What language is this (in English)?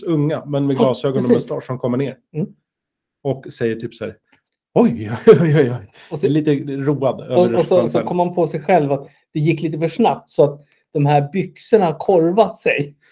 Swedish